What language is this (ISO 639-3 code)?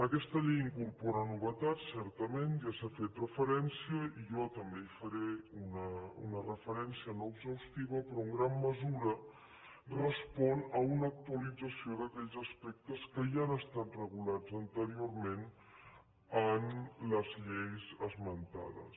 cat